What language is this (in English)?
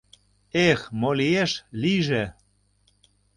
Mari